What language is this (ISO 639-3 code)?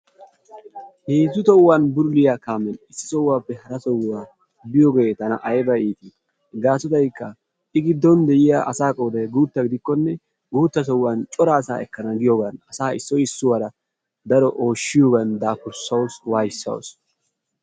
wal